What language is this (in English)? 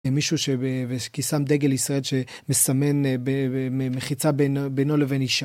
Hebrew